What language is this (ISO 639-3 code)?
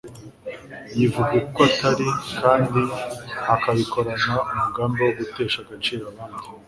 kin